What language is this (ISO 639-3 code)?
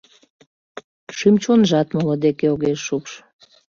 chm